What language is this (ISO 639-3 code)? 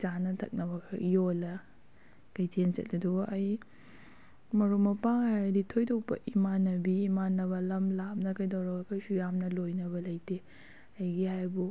mni